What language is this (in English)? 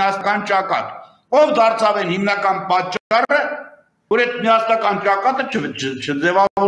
Turkish